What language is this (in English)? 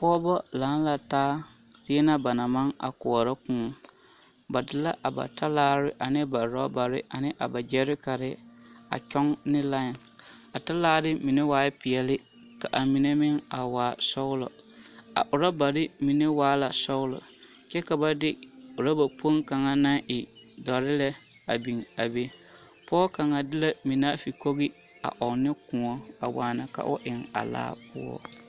Southern Dagaare